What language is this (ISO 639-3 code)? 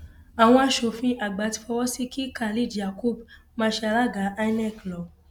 yor